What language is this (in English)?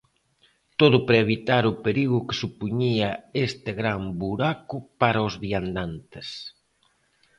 Galician